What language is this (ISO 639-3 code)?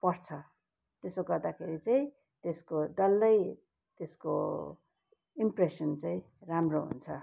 nep